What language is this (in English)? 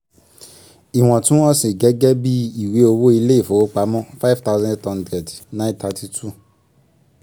Yoruba